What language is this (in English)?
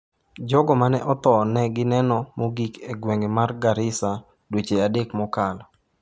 Luo (Kenya and Tanzania)